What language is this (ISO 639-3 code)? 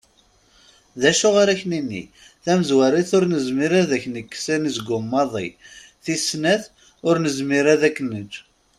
kab